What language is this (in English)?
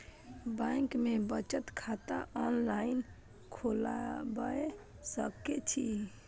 Maithili